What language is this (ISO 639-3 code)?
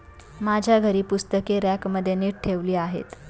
mar